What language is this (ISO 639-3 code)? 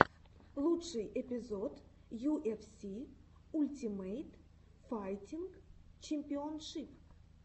rus